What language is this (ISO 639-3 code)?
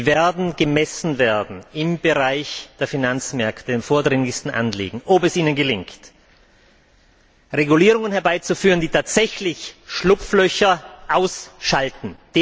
deu